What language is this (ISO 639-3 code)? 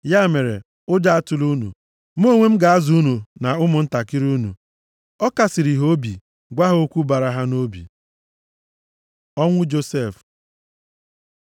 ibo